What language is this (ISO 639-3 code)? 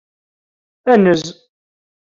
kab